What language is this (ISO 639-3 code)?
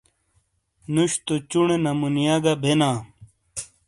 scl